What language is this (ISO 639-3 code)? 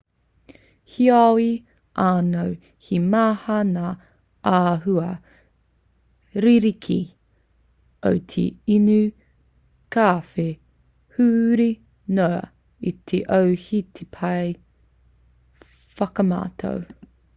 mri